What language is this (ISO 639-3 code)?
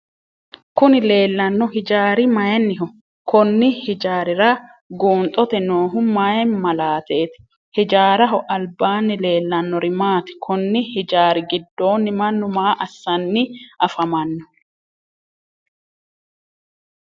sid